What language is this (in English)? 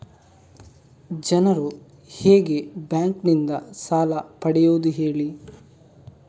Kannada